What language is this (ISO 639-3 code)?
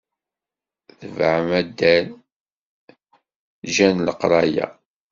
kab